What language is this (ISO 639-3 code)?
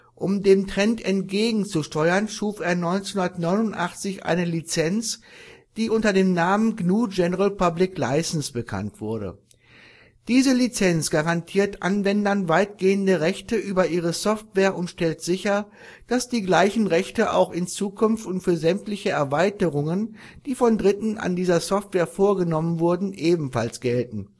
deu